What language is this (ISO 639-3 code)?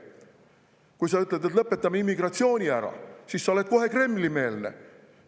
est